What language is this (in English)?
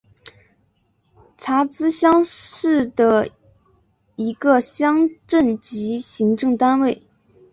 Chinese